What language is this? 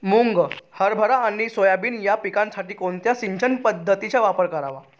Marathi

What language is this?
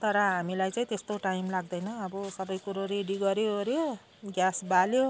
Nepali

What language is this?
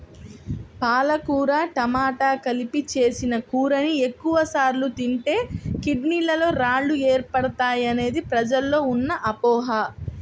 Telugu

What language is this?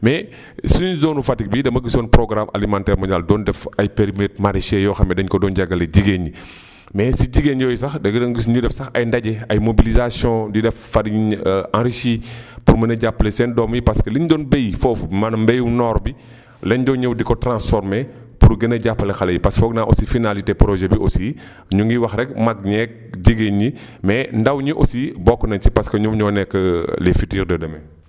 Wolof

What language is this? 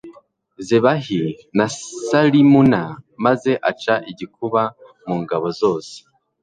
Kinyarwanda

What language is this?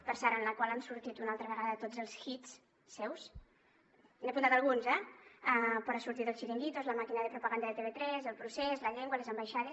Catalan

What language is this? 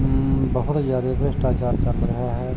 Punjabi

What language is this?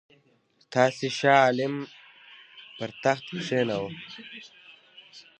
Pashto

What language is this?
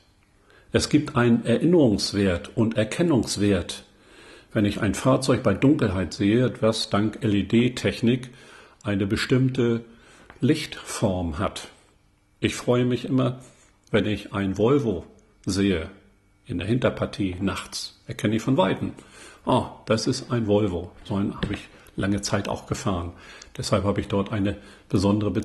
German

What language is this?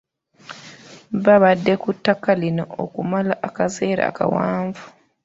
Ganda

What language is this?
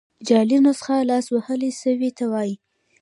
Pashto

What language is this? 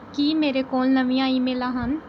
Punjabi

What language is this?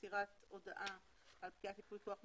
Hebrew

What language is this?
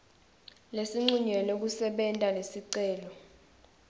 Swati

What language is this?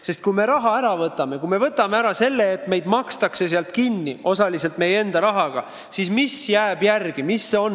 Estonian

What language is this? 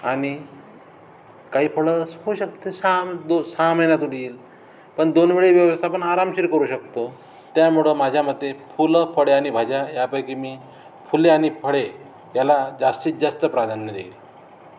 Marathi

